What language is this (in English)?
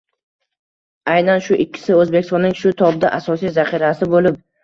Uzbek